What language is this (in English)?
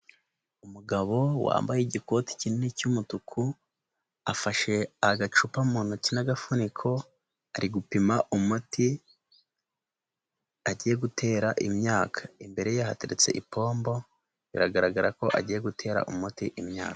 Kinyarwanda